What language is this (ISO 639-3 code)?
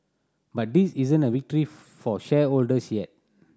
eng